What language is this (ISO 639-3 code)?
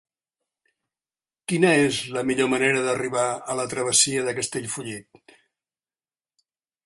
cat